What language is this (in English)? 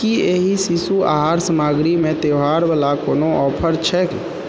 Maithili